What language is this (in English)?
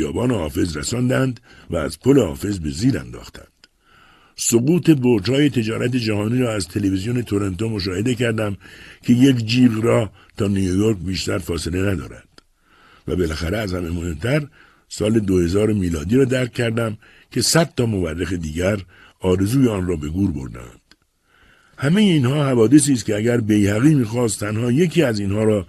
Persian